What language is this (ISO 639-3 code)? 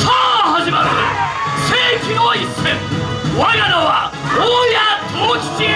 jpn